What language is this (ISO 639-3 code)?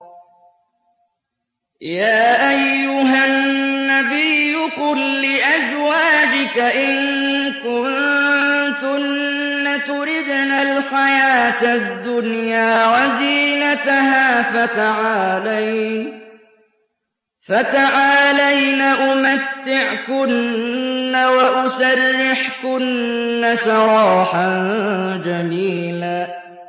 ara